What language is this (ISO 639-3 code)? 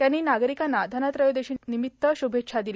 mar